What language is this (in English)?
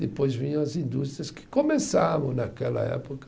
Portuguese